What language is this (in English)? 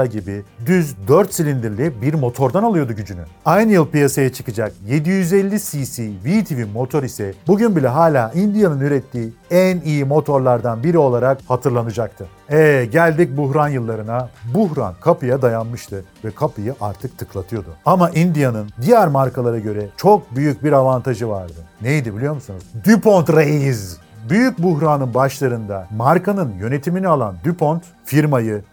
Turkish